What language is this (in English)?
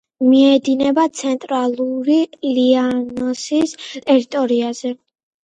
Georgian